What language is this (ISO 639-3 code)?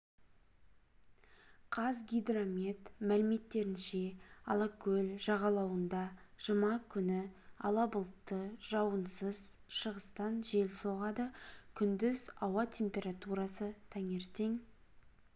kaz